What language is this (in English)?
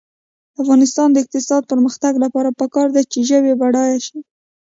Pashto